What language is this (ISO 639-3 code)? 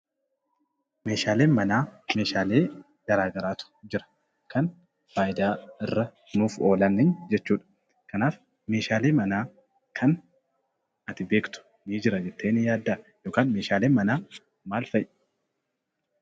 orm